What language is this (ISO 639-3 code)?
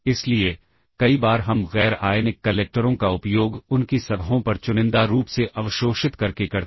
hin